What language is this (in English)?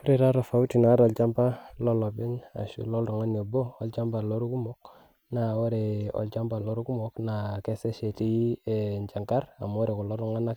Masai